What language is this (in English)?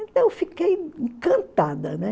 Portuguese